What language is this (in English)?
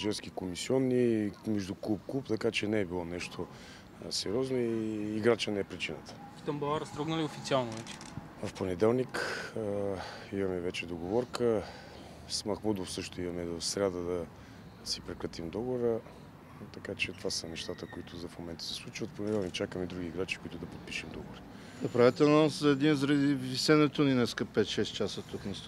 Bulgarian